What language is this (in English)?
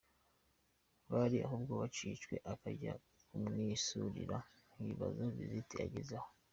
Kinyarwanda